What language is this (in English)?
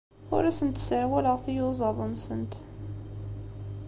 Kabyle